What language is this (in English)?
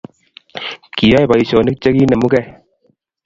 Kalenjin